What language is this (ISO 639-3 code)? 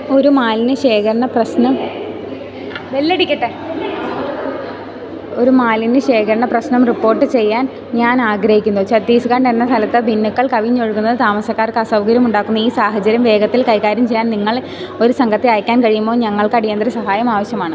mal